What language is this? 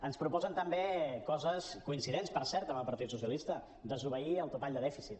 Catalan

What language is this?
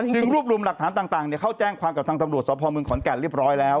Thai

